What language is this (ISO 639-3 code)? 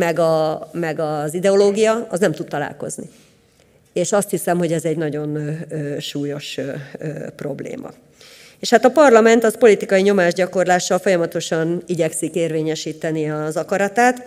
hun